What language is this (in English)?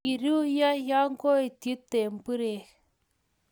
Kalenjin